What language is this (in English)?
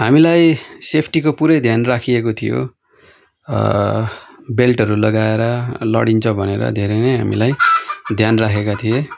Nepali